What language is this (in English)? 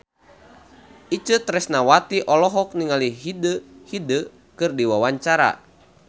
Sundanese